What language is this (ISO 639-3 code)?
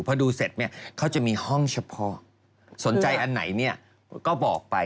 tha